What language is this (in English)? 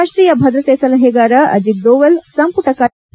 Kannada